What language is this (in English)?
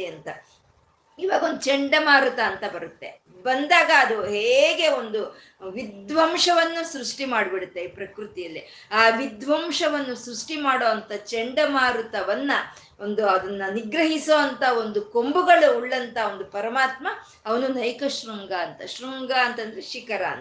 Kannada